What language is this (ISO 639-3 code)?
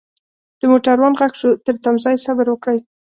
pus